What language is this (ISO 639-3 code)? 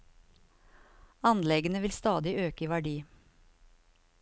nor